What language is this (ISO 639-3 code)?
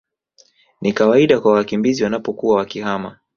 swa